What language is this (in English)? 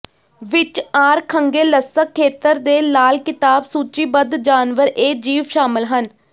Punjabi